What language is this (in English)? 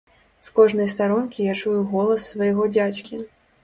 Belarusian